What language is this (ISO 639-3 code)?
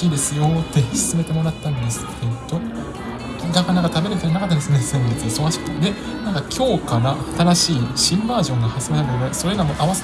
jpn